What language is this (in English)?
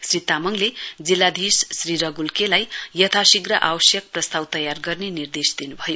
Nepali